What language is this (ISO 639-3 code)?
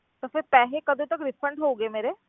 pan